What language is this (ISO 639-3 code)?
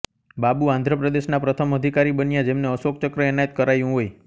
guj